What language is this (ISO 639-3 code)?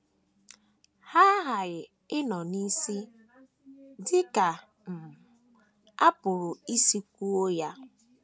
ibo